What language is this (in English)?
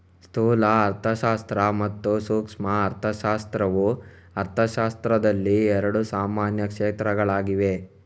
Kannada